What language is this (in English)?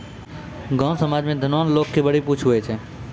Maithili